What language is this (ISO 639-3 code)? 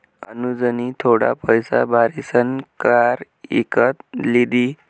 mar